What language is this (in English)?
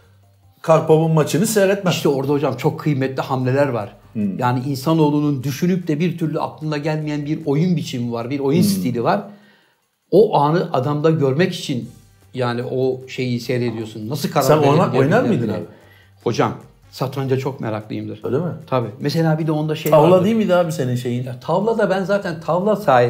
Turkish